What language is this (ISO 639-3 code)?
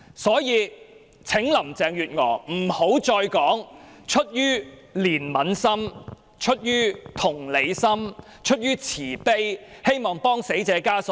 yue